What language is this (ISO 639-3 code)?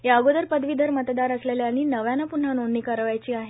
mar